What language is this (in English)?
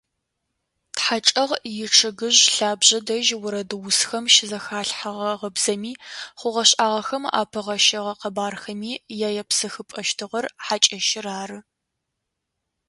Adyghe